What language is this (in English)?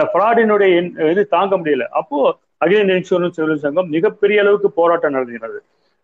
Tamil